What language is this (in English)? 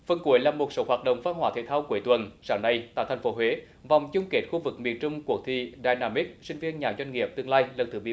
Vietnamese